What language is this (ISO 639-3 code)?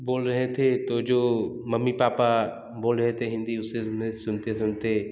hin